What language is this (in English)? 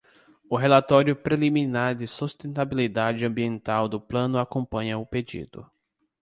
Portuguese